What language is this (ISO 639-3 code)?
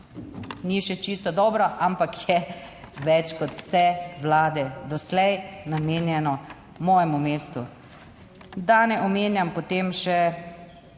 slv